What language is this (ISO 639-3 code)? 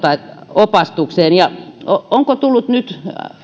fin